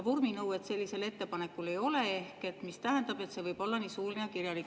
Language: Estonian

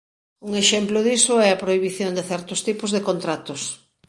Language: Galician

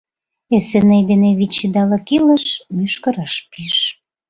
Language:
Mari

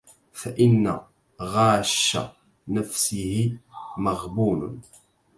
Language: Arabic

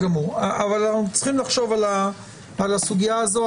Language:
Hebrew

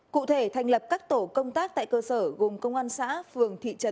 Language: Vietnamese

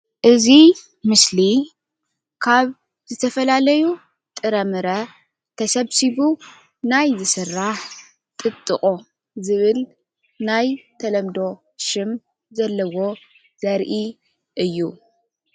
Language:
Tigrinya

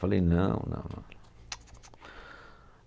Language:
Portuguese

